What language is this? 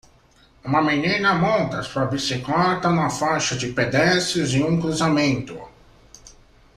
Portuguese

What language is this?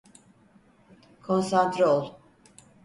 Turkish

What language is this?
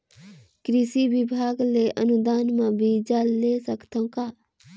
Chhattisgarhi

